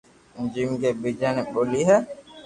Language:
Loarki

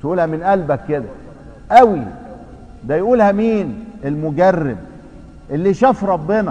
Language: Arabic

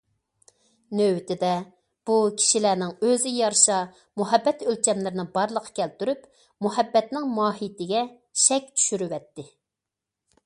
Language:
Uyghur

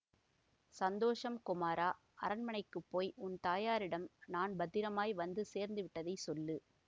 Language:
Tamil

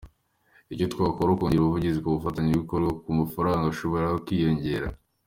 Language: Kinyarwanda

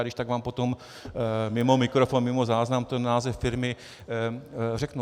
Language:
Czech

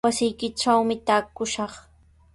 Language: Sihuas Ancash Quechua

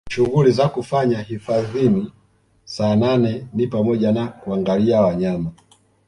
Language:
Swahili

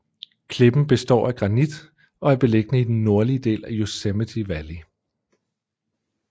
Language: Danish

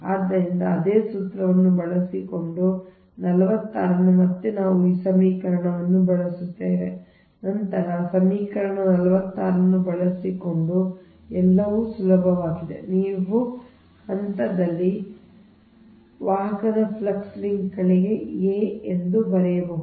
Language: Kannada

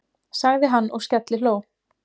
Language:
Icelandic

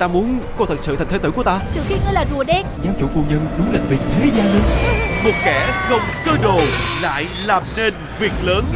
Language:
Vietnamese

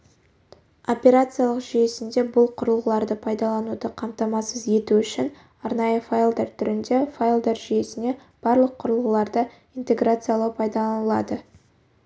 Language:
Kazakh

